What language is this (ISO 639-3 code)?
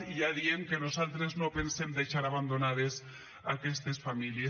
cat